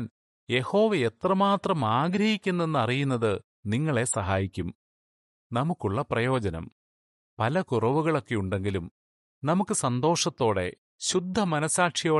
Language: Malayalam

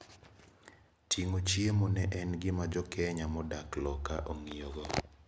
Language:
Luo (Kenya and Tanzania)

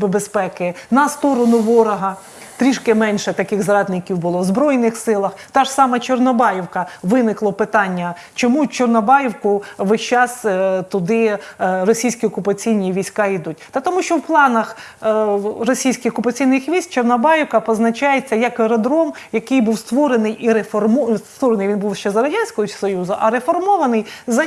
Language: Ukrainian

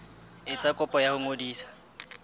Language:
Southern Sotho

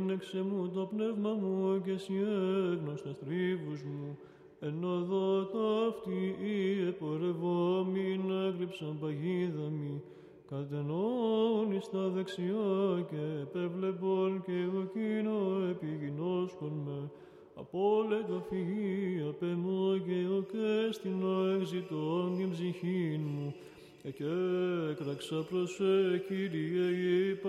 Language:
Greek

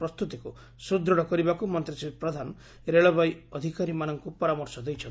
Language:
Odia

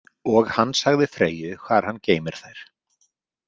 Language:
Icelandic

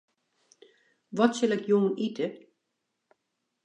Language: Western Frisian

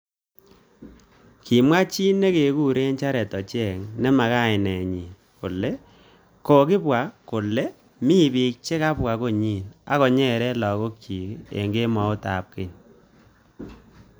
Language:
Kalenjin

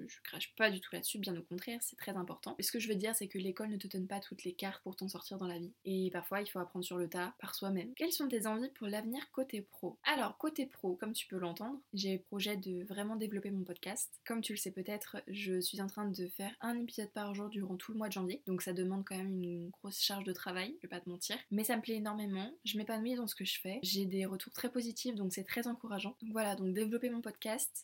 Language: French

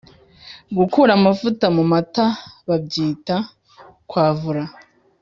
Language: Kinyarwanda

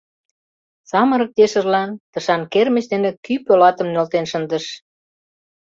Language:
Mari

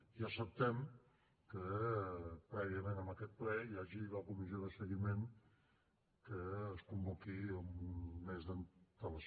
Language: Catalan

